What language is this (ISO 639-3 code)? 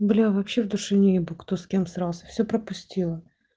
rus